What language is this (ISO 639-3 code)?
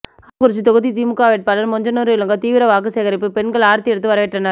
tam